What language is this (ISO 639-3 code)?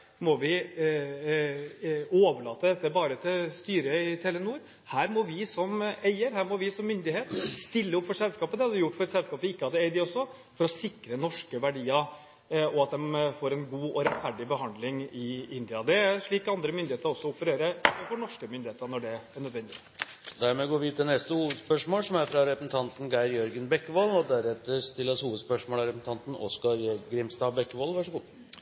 nor